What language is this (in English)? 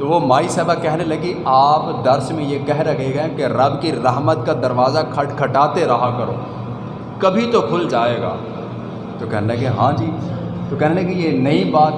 Urdu